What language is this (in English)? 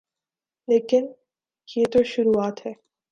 Urdu